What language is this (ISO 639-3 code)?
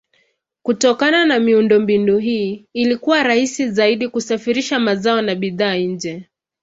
swa